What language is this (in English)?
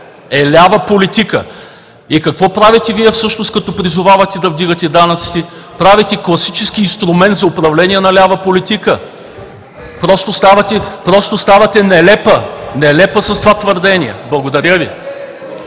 Bulgarian